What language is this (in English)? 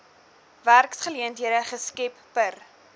Afrikaans